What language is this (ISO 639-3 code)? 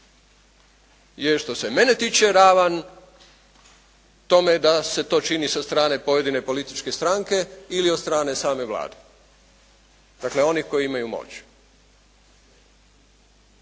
hrv